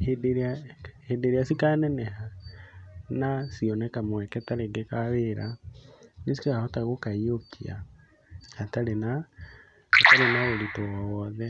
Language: Kikuyu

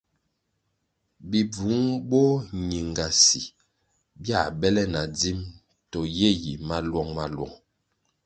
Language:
Kwasio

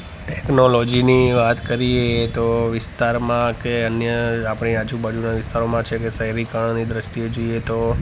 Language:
Gujarati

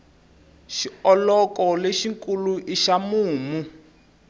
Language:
Tsonga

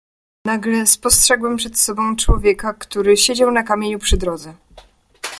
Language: Polish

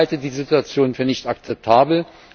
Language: German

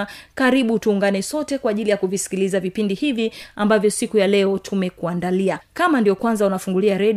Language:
Swahili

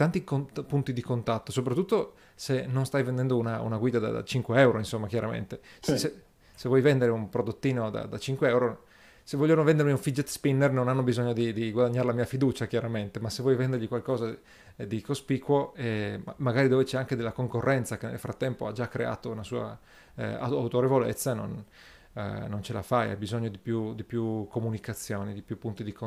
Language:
Italian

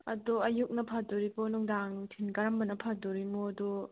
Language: Manipuri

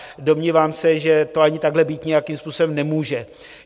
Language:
Czech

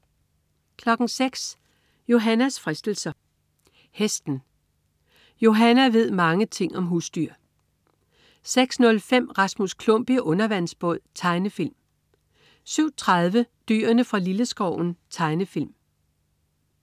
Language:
Danish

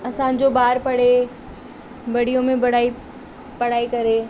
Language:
Sindhi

